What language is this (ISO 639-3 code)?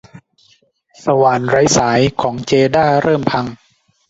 tha